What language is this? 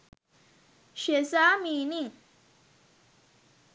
Sinhala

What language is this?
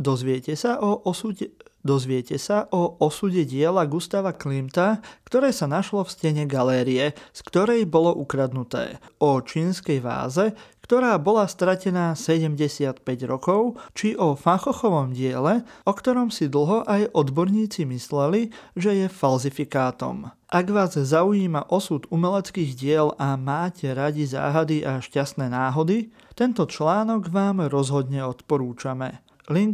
Slovak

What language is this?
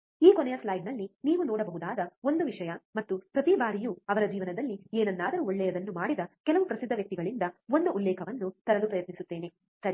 Kannada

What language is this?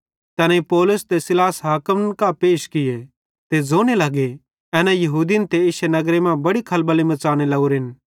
Bhadrawahi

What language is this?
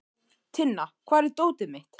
Icelandic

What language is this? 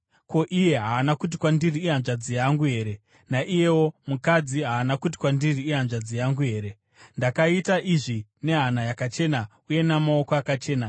Shona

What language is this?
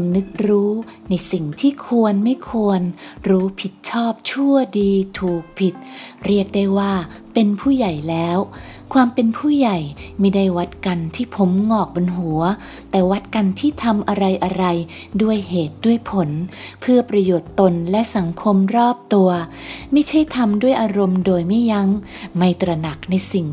Thai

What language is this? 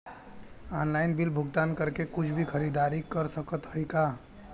Bhojpuri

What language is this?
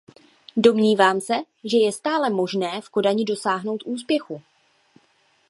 Czech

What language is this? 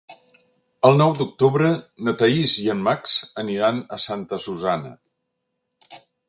Catalan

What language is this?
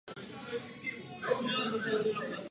Czech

